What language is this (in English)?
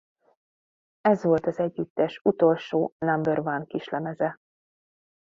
Hungarian